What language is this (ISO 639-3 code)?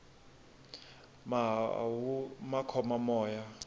tso